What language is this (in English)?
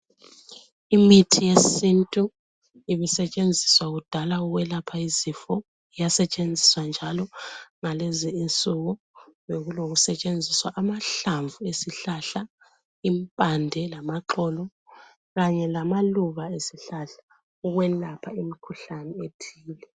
North Ndebele